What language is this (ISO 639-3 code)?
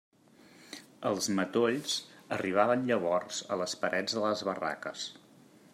cat